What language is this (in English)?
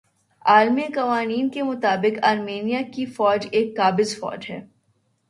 Urdu